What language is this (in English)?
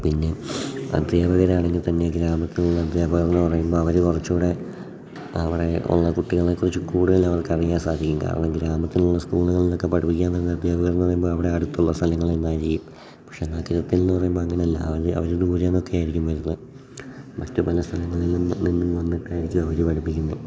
Malayalam